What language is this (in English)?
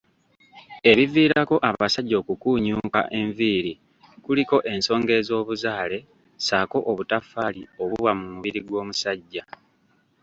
Ganda